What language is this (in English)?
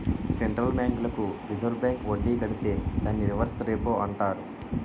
Telugu